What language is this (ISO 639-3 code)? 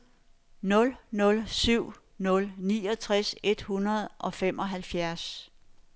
dan